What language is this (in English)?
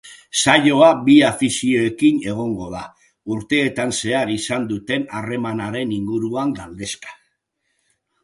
Basque